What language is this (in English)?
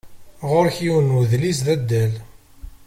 Kabyle